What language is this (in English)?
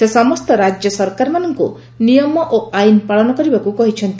Odia